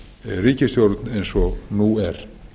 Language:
Icelandic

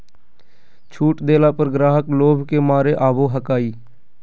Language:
Magahi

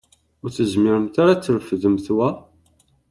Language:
Kabyle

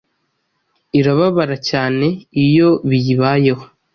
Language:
Kinyarwanda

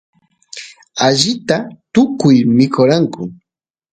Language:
Santiago del Estero Quichua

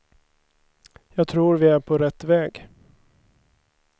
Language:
Swedish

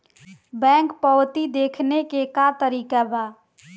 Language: Bhojpuri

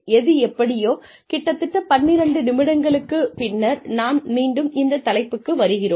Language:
Tamil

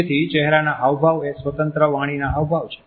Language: Gujarati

